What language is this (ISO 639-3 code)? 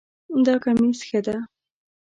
pus